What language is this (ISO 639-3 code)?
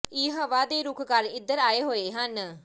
pan